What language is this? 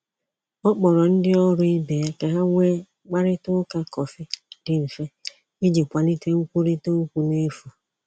Igbo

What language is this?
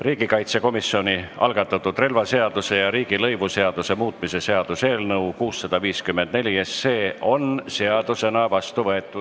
Estonian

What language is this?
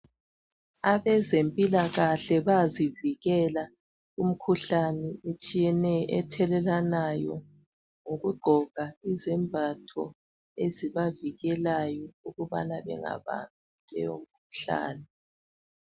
North Ndebele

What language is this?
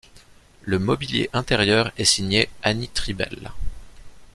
French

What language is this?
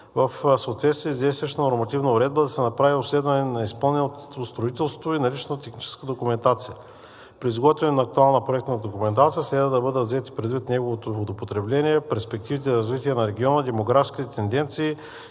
Bulgarian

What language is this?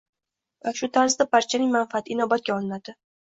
Uzbek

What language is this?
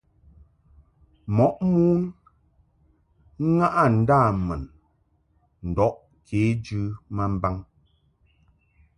Mungaka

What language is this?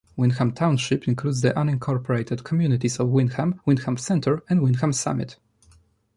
English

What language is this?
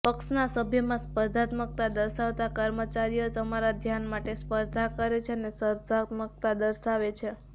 Gujarati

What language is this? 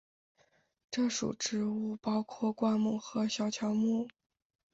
Chinese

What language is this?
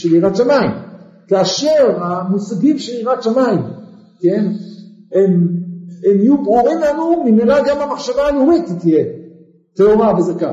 Hebrew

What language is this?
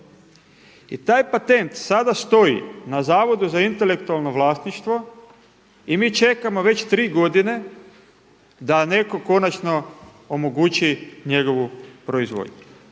Croatian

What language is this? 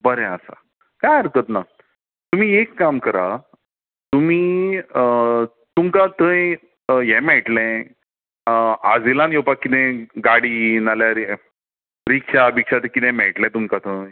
Konkani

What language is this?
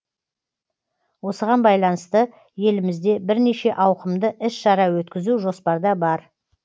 Kazakh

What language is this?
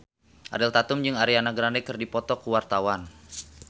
Sundanese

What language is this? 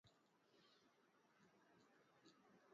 Swahili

